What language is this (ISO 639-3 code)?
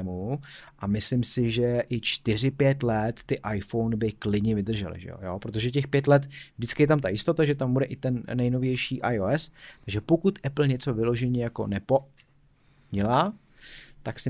ces